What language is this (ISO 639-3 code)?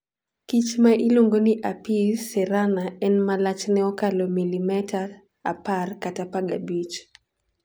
luo